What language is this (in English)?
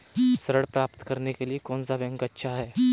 Hindi